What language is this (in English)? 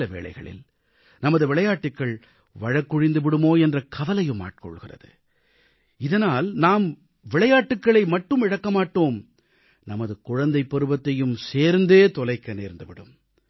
Tamil